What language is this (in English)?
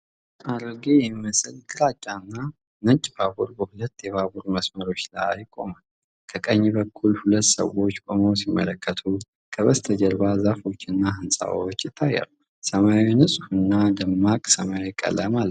Amharic